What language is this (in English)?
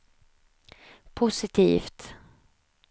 Swedish